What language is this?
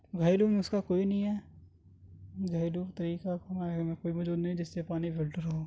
Urdu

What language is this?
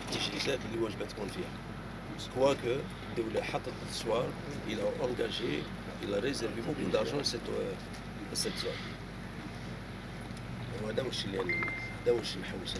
Arabic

